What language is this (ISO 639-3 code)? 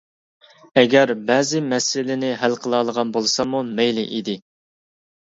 uig